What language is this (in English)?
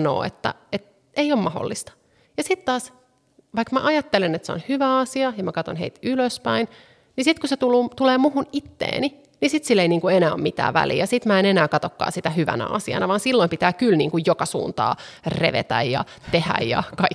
Finnish